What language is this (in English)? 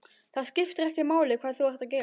Icelandic